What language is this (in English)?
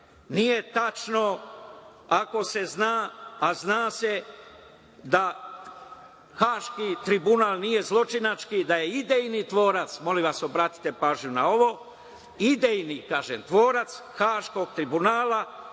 Serbian